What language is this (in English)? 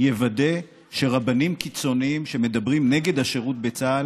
Hebrew